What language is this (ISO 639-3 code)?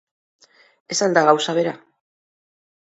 eus